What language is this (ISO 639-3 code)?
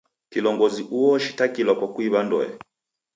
dav